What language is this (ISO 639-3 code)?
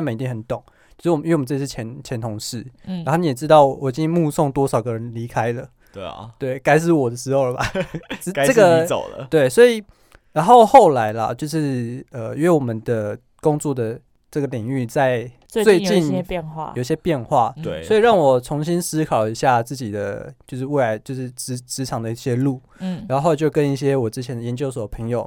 zho